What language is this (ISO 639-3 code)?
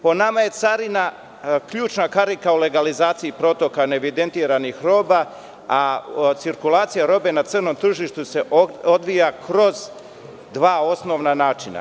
srp